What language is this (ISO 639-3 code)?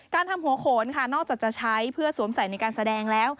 tha